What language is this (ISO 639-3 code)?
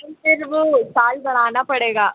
hin